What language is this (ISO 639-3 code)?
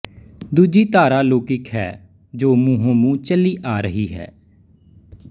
pan